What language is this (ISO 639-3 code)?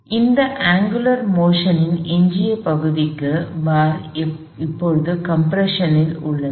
tam